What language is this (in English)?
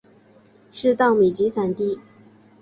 Chinese